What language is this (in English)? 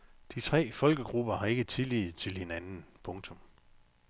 Danish